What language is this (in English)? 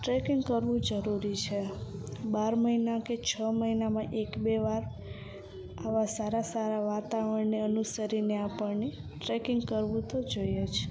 Gujarati